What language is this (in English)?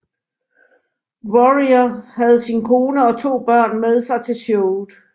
Danish